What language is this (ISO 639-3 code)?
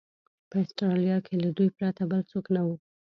pus